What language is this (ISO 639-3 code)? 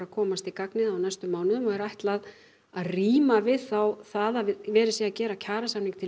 isl